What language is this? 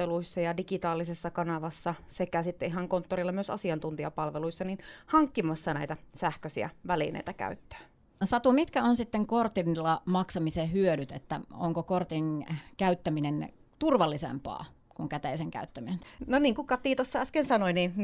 Finnish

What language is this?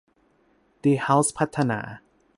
Thai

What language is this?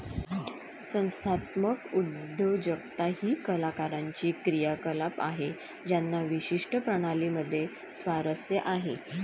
Marathi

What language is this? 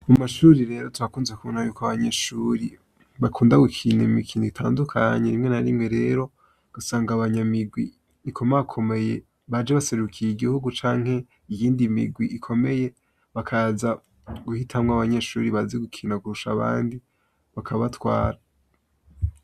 Rundi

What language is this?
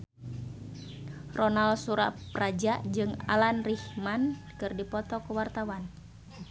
Sundanese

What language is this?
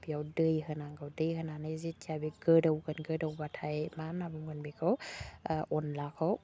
Bodo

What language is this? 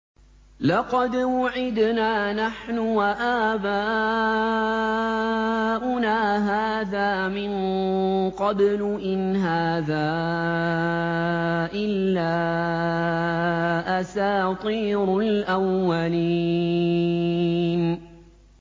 Arabic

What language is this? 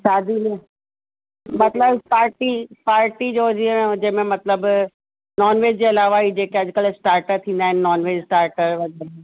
Sindhi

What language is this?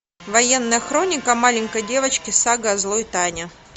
Russian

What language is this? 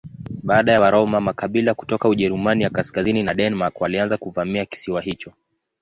Swahili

